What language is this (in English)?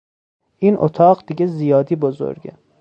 Persian